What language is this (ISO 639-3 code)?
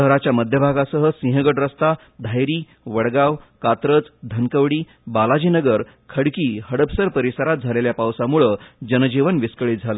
mar